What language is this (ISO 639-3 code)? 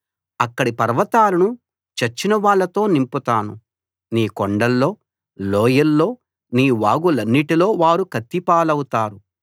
tel